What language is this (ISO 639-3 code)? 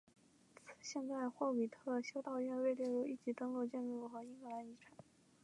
zho